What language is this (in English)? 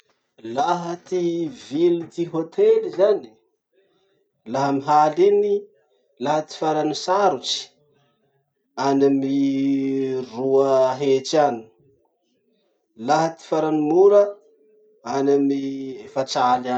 Masikoro Malagasy